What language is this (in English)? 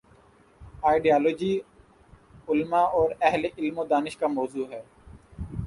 Urdu